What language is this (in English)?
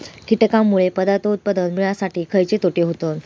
Marathi